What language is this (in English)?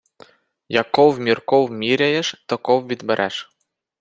Ukrainian